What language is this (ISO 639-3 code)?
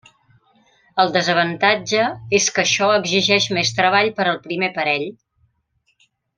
cat